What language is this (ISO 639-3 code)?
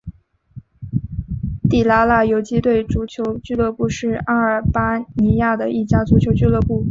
zho